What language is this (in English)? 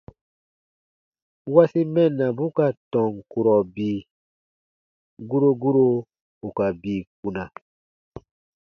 Baatonum